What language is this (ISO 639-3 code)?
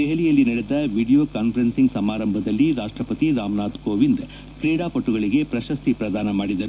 kan